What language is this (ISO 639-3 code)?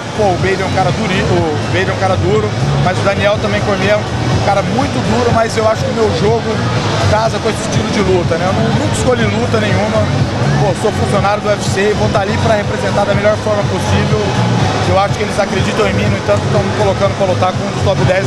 por